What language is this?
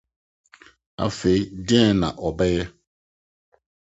Akan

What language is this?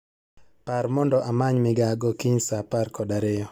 Luo (Kenya and Tanzania)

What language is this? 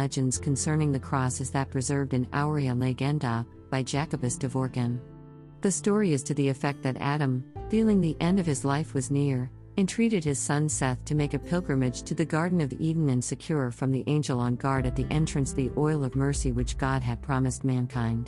English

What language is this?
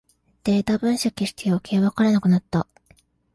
Japanese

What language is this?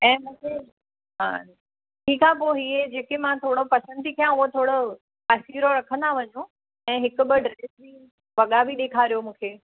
Sindhi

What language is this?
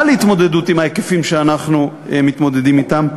Hebrew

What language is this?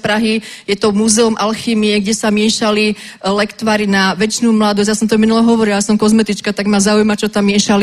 Czech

